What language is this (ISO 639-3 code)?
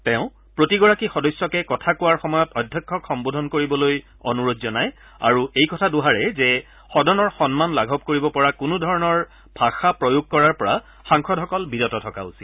asm